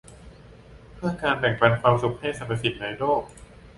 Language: Thai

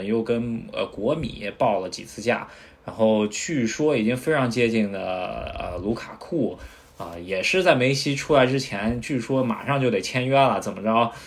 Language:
Chinese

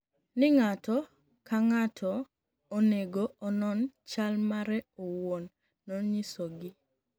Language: Luo (Kenya and Tanzania)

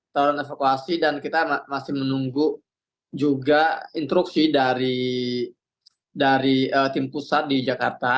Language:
Indonesian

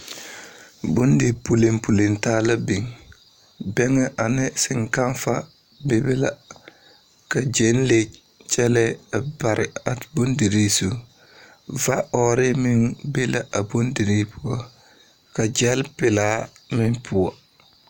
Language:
Southern Dagaare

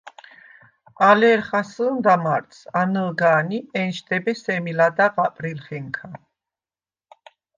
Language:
Svan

